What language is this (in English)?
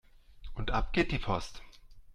German